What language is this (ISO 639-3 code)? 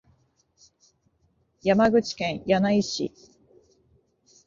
jpn